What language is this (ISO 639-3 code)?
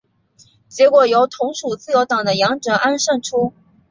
zho